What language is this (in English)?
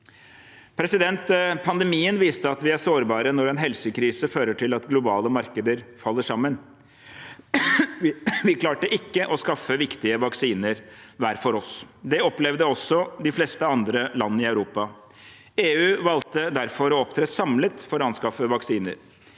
Norwegian